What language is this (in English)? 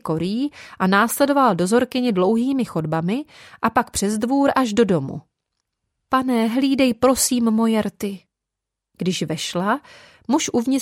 Czech